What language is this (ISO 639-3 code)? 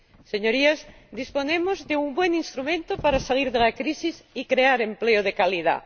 spa